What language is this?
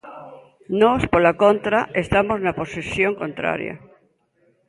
Galician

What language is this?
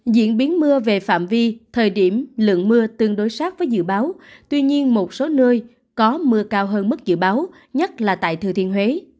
Vietnamese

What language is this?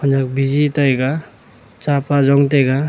Wancho Naga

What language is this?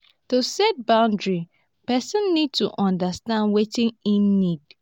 Nigerian Pidgin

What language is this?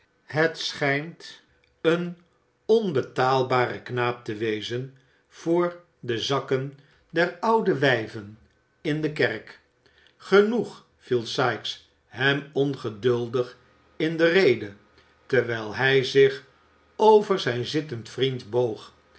Dutch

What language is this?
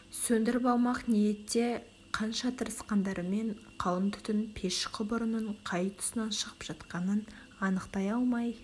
Kazakh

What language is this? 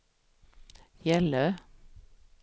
Swedish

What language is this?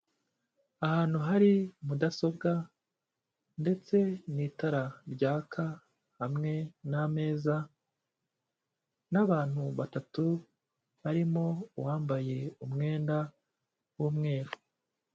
Kinyarwanda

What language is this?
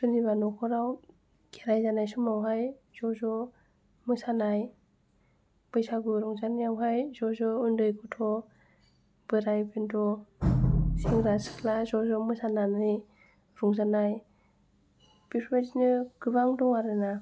Bodo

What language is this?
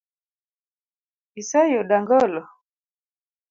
Luo (Kenya and Tanzania)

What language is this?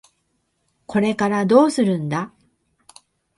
Japanese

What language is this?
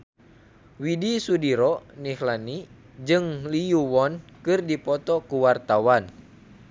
Sundanese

